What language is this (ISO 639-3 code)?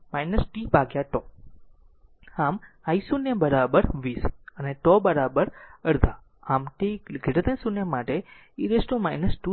guj